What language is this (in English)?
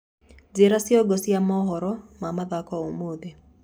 Kikuyu